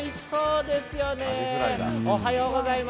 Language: Japanese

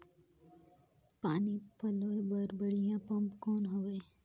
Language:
Chhattisgarhi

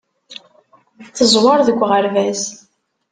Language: Kabyle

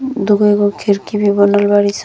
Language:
Bhojpuri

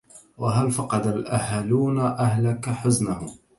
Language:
Arabic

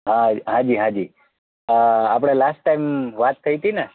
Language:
Gujarati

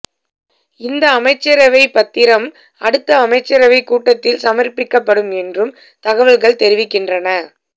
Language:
Tamil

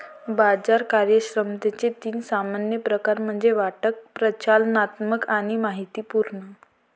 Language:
Marathi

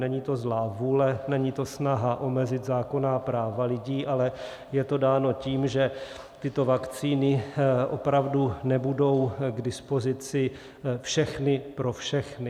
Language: Czech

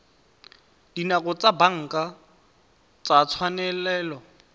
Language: Tswana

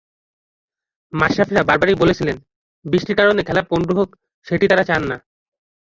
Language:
Bangla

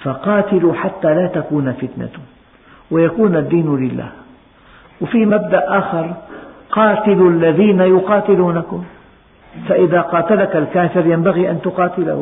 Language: Arabic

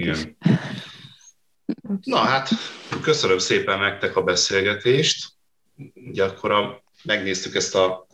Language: Hungarian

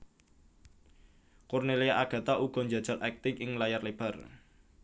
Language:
Javanese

